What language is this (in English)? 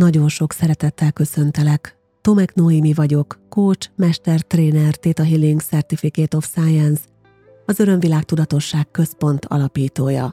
Hungarian